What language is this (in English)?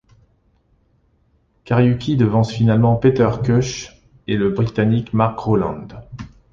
French